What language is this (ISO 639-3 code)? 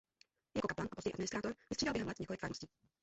ces